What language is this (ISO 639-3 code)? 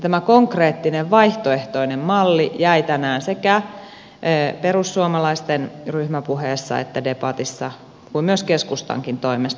fin